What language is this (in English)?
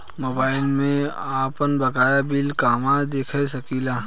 Bhojpuri